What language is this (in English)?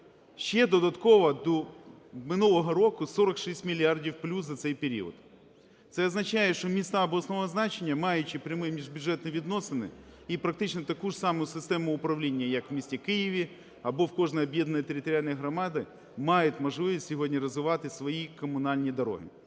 Ukrainian